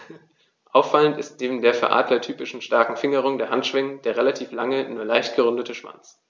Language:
German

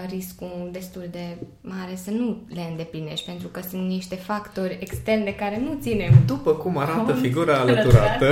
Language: Romanian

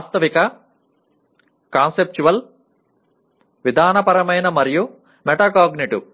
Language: Telugu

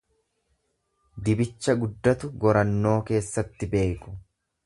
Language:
Oromo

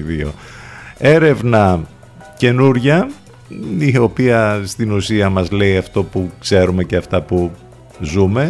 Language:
Greek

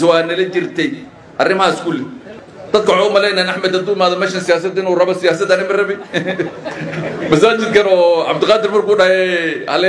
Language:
Arabic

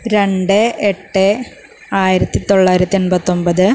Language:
Malayalam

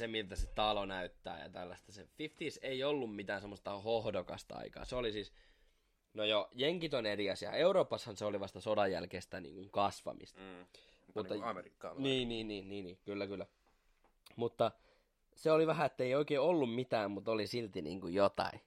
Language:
Finnish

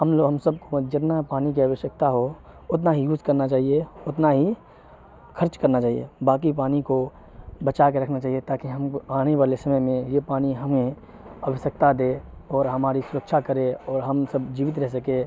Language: Urdu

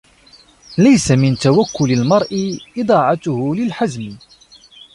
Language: Arabic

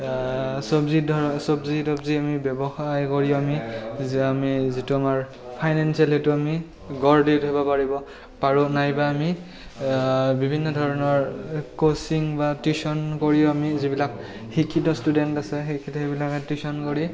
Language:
Assamese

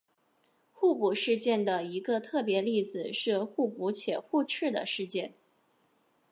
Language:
Chinese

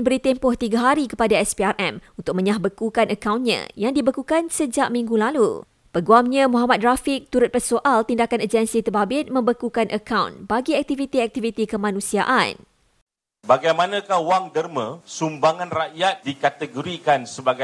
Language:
Malay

